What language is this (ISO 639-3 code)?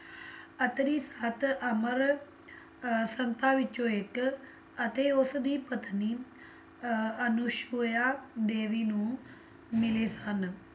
pan